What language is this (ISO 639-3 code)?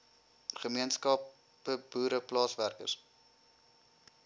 afr